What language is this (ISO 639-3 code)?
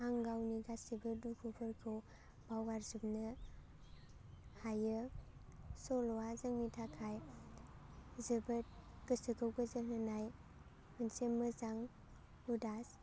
brx